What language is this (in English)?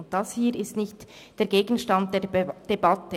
Swiss German